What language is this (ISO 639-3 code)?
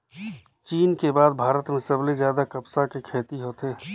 hne